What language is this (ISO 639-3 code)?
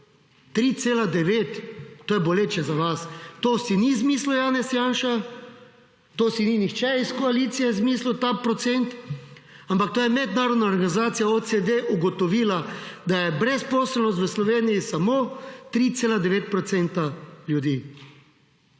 slv